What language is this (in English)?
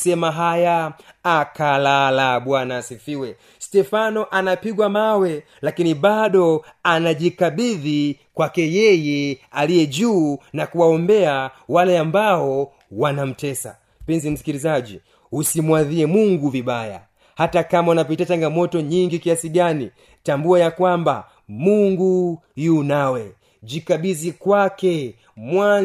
Swahili